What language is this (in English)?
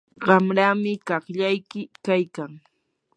Yanahuanca Pasco Quechua